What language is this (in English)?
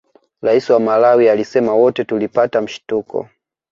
Swahili